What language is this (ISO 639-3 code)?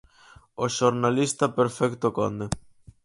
glg